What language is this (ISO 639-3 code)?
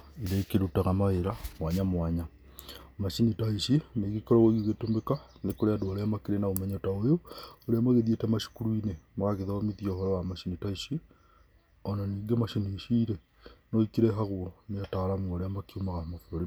kik